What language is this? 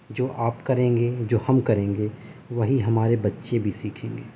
Urdu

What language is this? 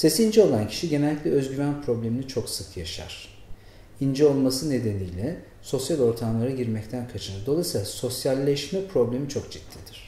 Turkish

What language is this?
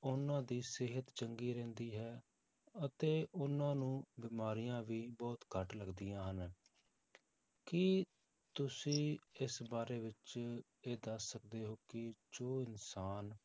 Punjabi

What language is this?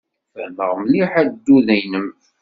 Kabyle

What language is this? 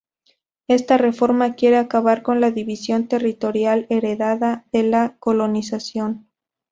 Spanish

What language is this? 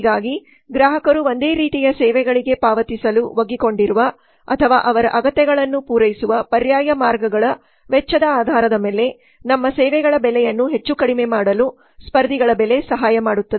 Kannada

